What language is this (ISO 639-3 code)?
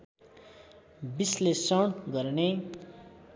nep